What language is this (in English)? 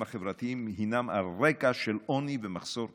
Hebrew